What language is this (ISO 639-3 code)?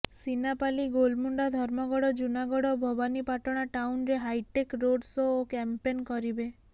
ori